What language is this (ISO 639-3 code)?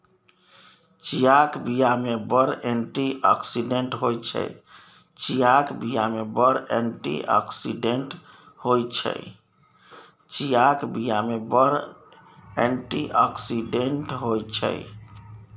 mai